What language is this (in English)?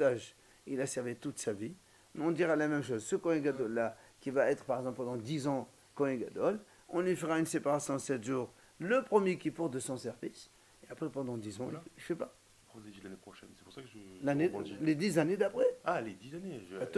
French